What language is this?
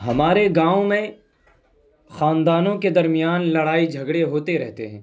Urdu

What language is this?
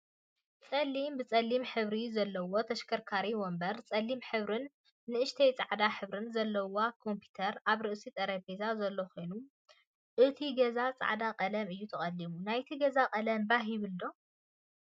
Tigrinya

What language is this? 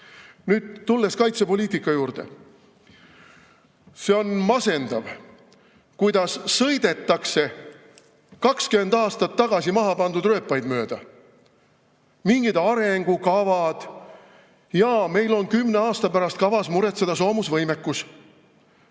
Estonian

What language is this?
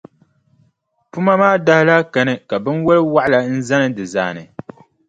Dagbani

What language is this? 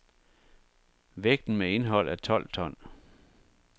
Danish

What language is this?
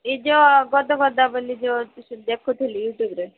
Odia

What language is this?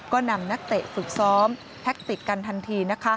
Thai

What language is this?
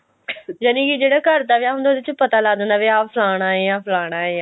Punjabi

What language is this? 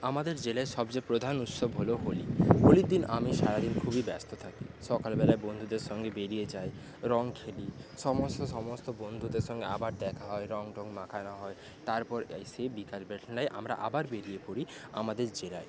Bangla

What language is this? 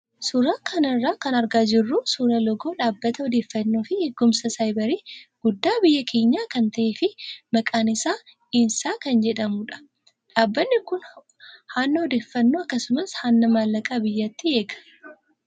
Oromo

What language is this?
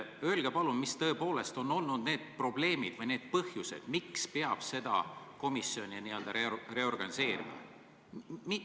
Estonian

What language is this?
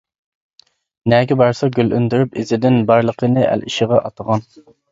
Uyghur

